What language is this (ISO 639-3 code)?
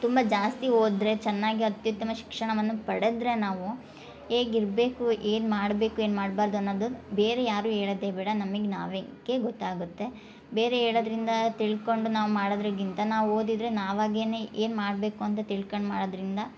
kan